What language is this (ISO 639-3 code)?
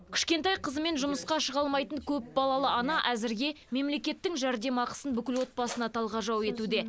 kaz